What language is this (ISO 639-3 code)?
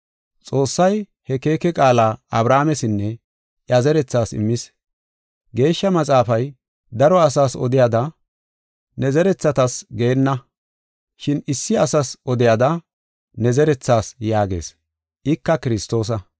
gof